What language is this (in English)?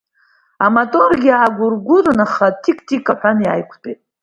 Abkhazian